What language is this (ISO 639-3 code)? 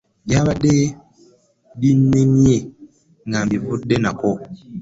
lug